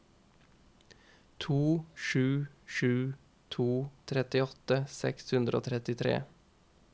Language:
Norwegian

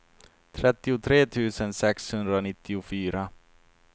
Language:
Swedish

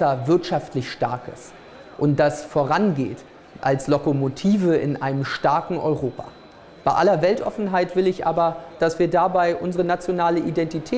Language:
German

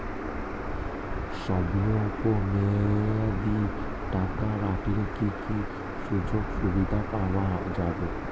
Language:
Bangla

